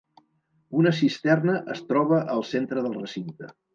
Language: Catalan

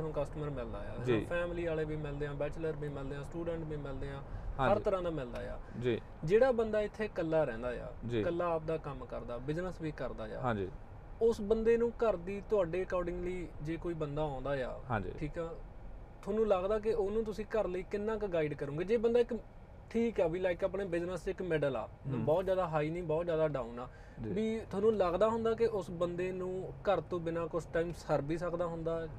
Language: Punjabi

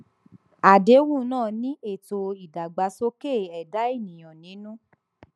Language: Yoruba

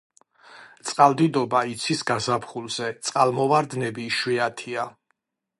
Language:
Georgian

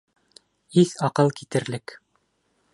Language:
Bashkir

